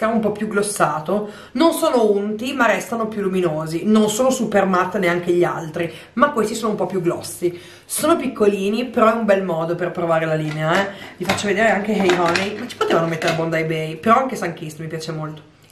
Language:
Italian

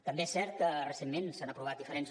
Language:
Catalan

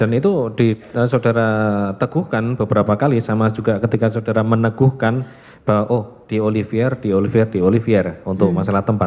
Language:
Indonesian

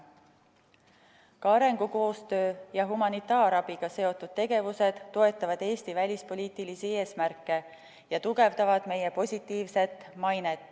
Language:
Estonian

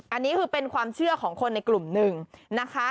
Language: Thai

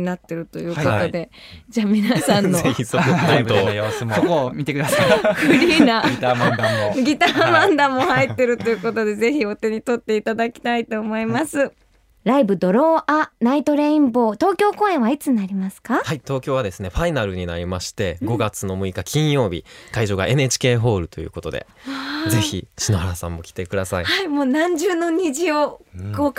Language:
Japanese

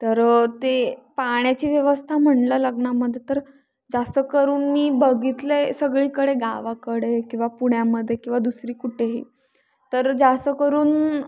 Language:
Marathi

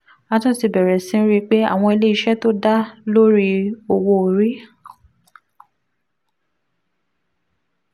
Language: Yoruba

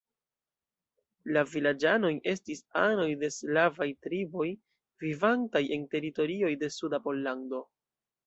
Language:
Esperanto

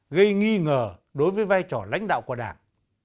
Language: Vietnamese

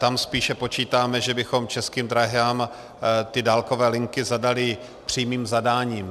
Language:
Czech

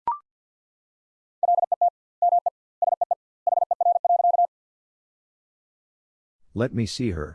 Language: English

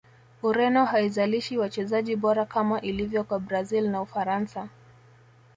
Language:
Swahili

